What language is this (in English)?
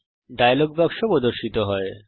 Bangla